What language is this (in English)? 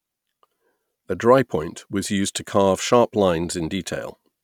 English